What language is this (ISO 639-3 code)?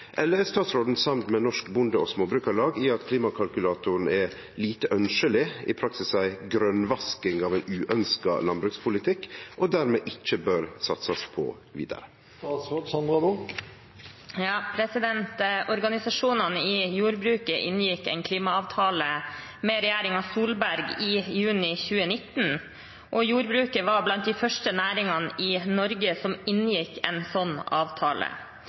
nor